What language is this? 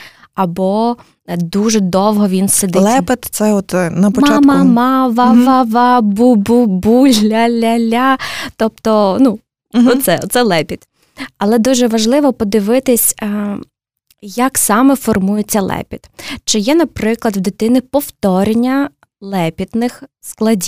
Ukrainian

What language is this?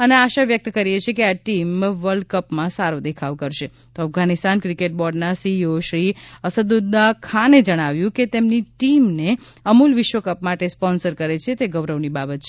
Gujarati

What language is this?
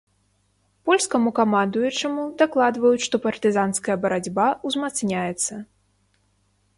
Belarusian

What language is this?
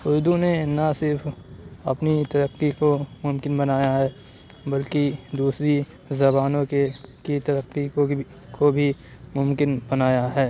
Urdu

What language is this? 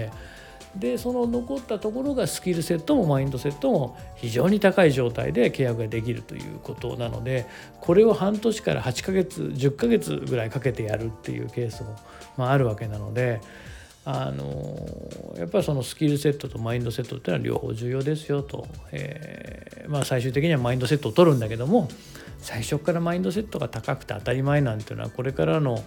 Japanese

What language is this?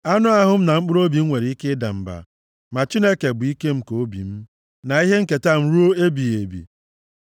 Igbo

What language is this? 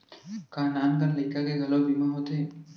Chhattisgarhi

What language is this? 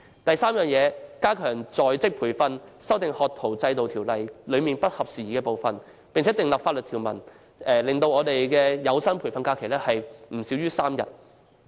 Cantonese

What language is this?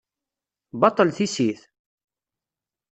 Kabyle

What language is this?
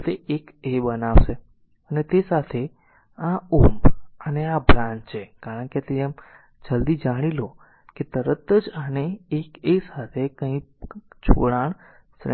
Gujarati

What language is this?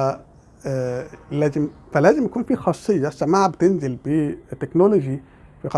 Arabic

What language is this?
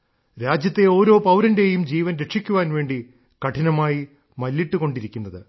Malayalam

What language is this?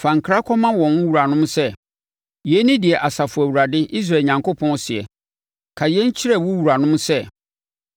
Akan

